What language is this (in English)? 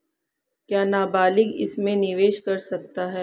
Hindi